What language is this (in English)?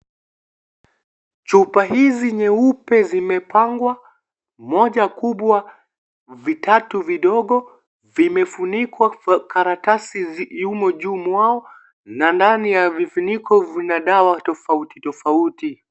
Swahili